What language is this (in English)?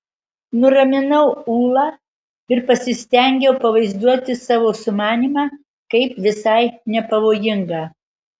Lithuanian